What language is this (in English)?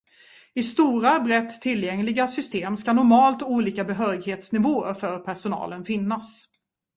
Swedish